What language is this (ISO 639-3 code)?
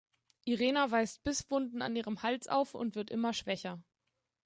deu